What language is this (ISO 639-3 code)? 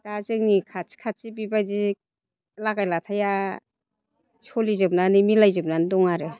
brx